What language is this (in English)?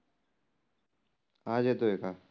Marathi